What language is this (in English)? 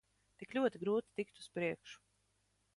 Latvian